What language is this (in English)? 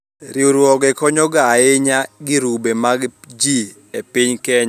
Luo (Kenya and Tanzania)